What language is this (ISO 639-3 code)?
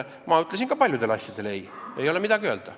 est